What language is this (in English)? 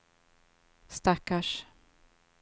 Swedish